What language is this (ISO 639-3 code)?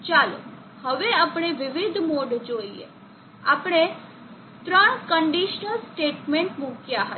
guj